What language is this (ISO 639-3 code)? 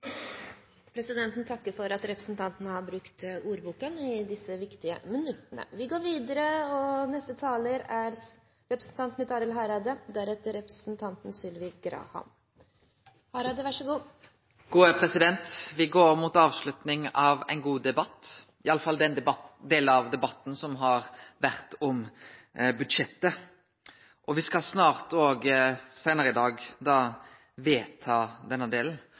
nor